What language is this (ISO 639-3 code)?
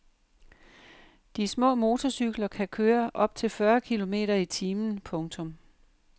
dan